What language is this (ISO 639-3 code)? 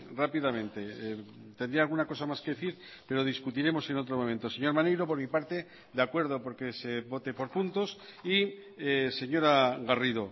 spa